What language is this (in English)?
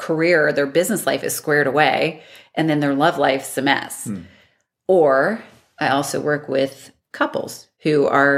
English